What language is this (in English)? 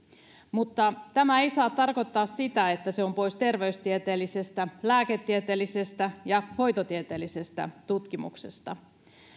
Finnish